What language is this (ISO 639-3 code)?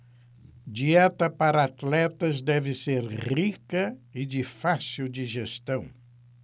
por